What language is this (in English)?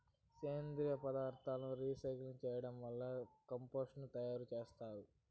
Telugu